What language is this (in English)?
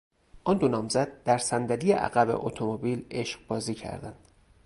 Persian